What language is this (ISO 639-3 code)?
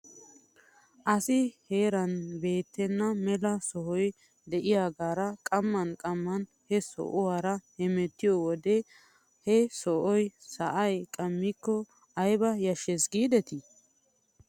wal